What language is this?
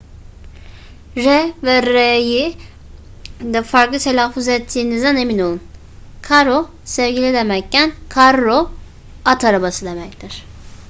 Turkish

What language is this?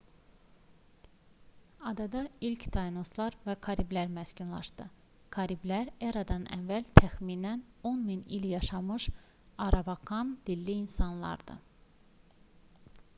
Azerbaijani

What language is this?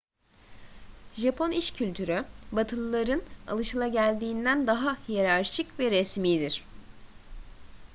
Turkish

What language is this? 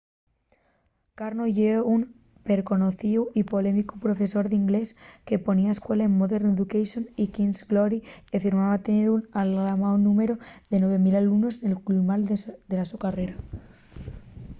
Asturian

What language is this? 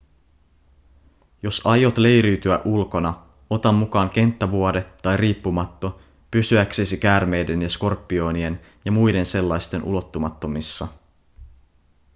Finnish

